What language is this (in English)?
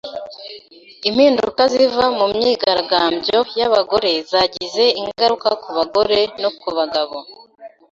Kinyarwanda